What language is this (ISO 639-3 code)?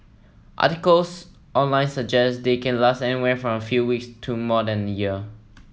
eng